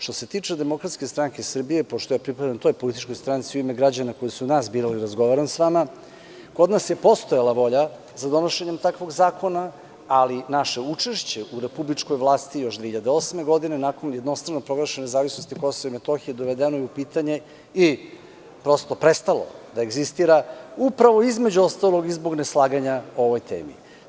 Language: Serbian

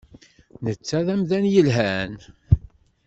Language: Kabyle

